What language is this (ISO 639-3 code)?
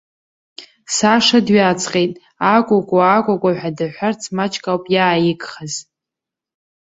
abk